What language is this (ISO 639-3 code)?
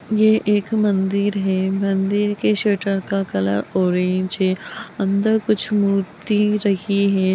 mag